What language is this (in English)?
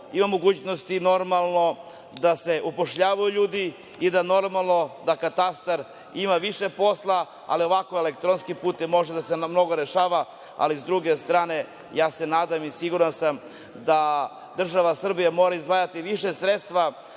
Serbian